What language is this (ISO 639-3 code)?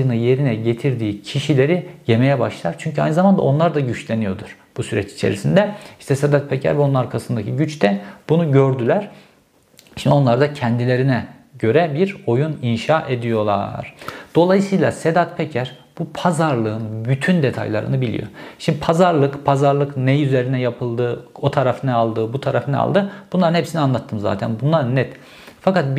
tur